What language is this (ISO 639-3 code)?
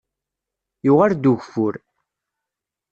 kab